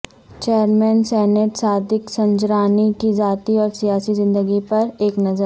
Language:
Urdu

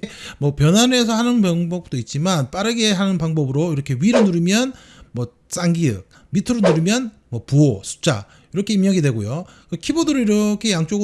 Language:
Korean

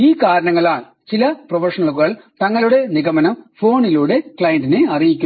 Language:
Malayalam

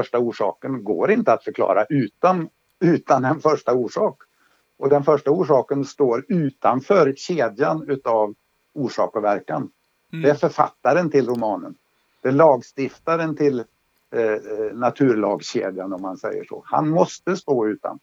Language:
Swedish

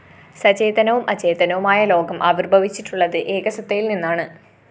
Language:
Malayalam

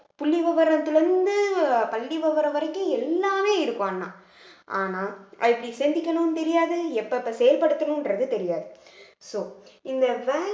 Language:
Tamil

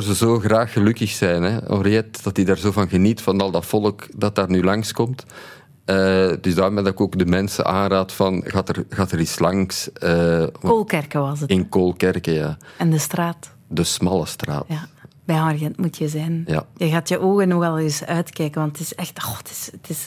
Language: Dutch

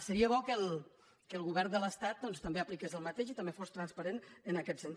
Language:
Catalan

